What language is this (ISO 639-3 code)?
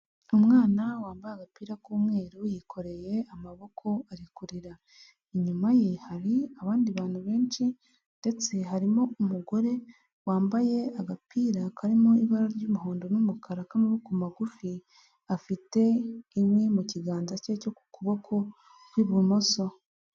kin